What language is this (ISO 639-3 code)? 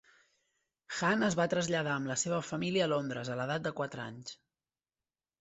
cat